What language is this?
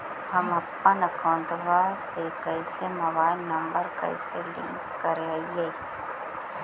Magahi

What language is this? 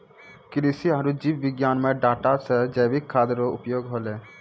Maithili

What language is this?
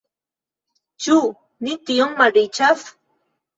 Esperanto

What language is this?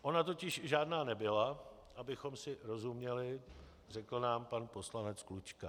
Czech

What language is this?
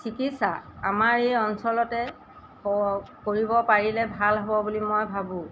Assamese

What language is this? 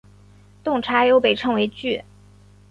Chinese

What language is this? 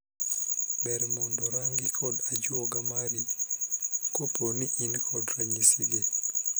Luo (Kenya and Tanzania)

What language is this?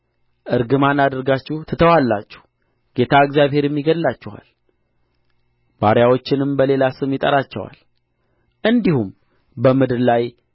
Amharic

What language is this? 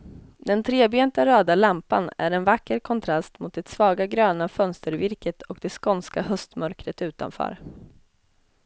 Swedish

